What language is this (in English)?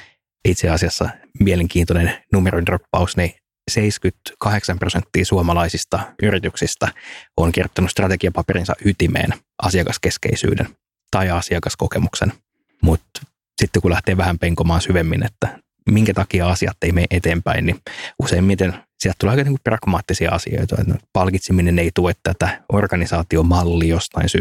Finnish